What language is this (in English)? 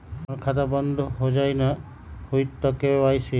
Magahi